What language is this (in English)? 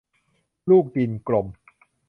Thai